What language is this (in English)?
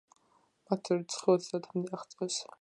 Georgian